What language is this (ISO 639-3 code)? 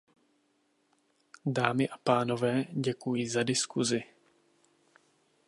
ces